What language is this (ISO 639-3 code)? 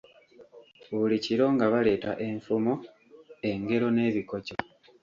lug